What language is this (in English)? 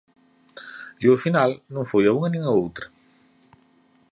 Galician